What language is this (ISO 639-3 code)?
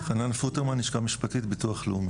heb